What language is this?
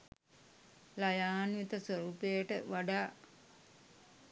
Sinhala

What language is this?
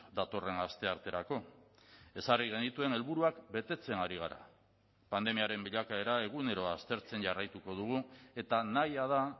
Basque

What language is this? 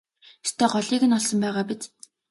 Mongolian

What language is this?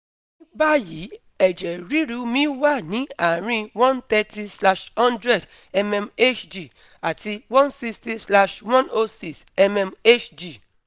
Yoruba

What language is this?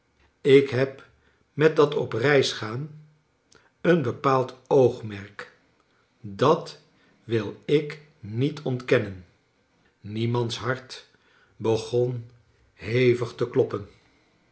Dutch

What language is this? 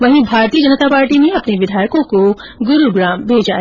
Hindi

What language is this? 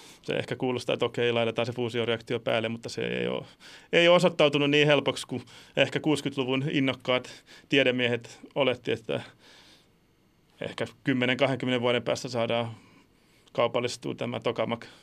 Finnish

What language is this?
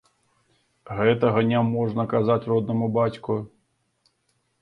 Belarusian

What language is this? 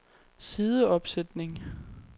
Danish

